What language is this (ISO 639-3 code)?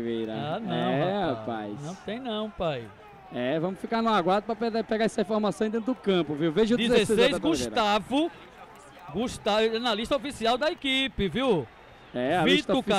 por